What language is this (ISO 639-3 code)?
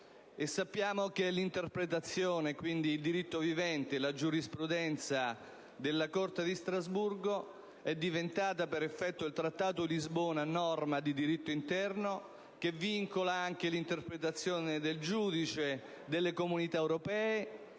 ita